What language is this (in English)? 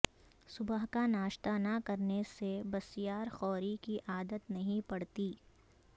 Urdu